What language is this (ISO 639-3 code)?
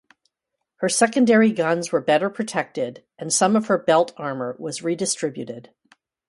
eng